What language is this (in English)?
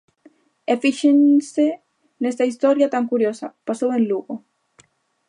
Galician